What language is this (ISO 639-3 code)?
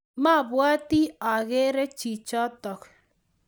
kln